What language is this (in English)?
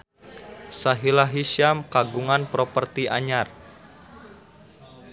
Sundanese